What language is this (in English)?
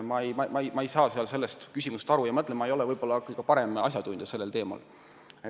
Estonian